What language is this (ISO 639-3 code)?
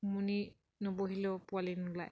asm